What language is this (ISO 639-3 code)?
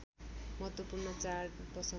nep